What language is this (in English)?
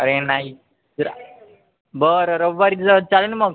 Marathi